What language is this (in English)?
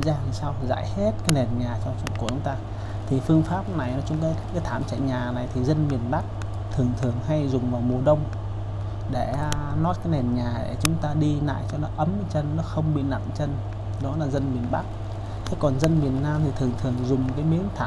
Vietnamese